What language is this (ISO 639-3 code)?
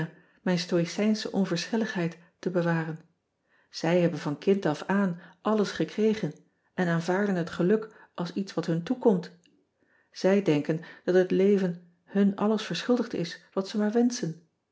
nld